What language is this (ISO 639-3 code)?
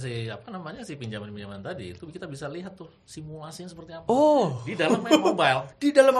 ind